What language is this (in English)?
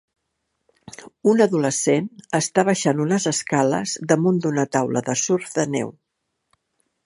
Catalan